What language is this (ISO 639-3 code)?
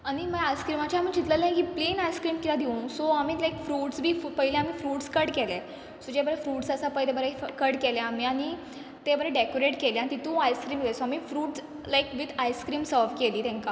kok